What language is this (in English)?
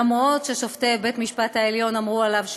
Hebrew